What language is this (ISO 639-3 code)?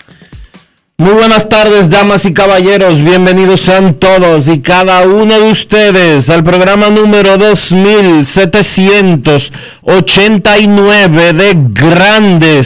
spa